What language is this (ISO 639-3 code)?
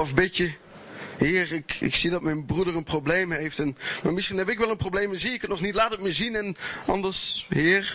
nld